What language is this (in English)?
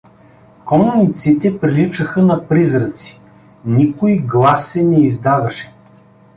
Bulgarian